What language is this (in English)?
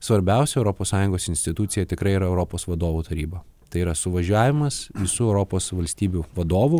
Lithuanian